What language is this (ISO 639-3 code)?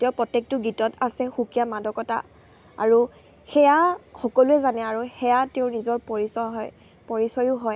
asm